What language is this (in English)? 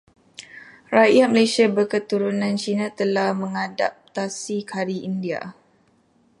Malay